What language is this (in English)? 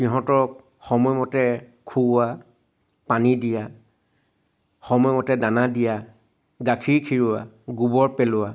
Assamese